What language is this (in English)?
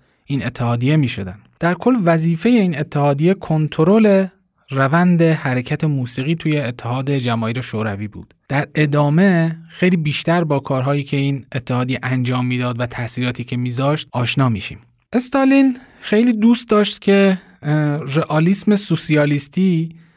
Persian